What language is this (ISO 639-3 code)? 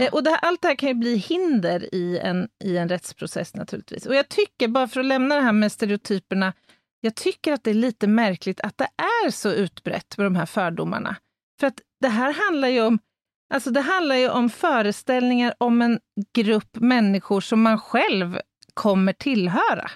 swe